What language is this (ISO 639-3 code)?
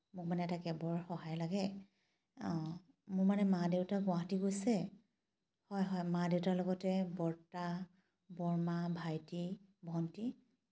asm